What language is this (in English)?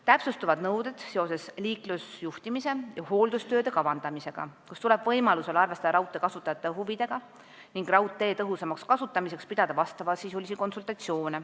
Estonian